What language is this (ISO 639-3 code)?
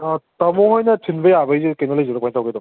mni